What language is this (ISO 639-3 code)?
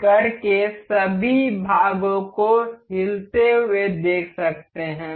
hin